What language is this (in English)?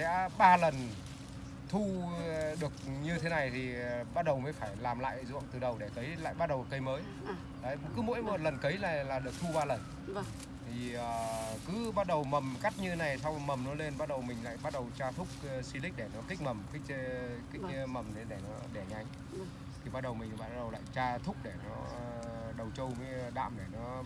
Vietnamese